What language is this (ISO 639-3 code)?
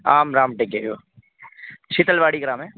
san